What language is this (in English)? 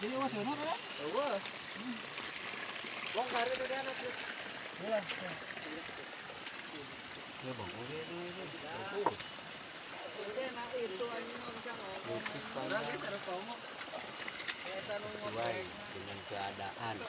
Indonesian